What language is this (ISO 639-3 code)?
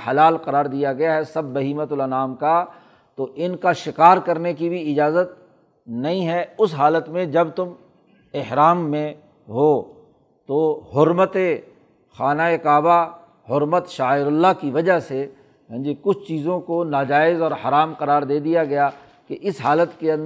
urd